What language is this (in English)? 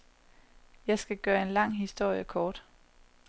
Danish